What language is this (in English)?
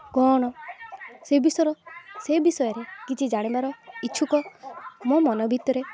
Odia